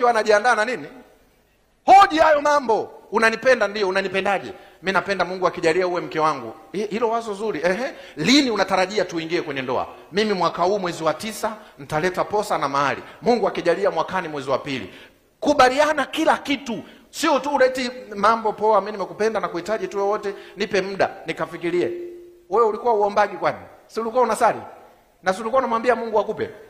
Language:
Swahili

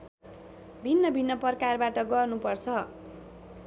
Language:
Nepali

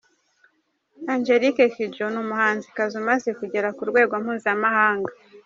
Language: Kinyarwanda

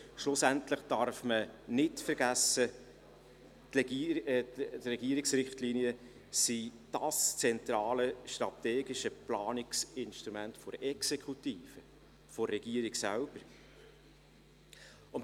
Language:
Swiss German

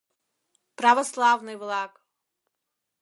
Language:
Mari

